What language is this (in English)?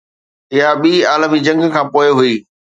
Sindhi